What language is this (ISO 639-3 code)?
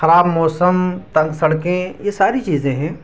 urd